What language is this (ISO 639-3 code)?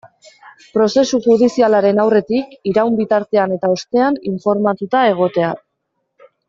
eus